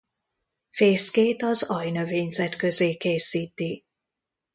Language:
Hungarian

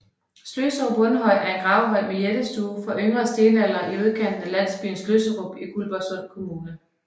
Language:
Danish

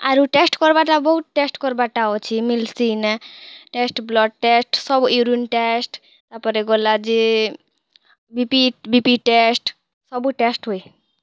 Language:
Odia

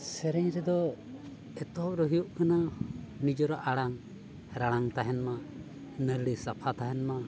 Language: Santali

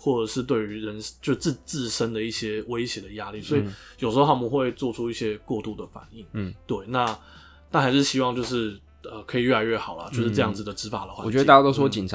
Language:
Chinese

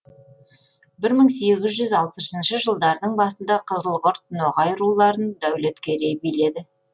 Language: Kazakh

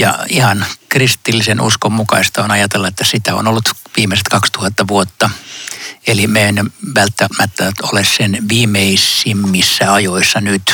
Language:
Finnish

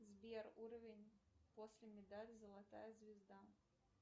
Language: Russian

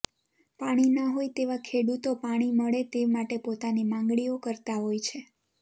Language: Gujarati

